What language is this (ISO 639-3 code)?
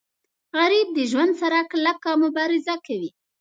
pus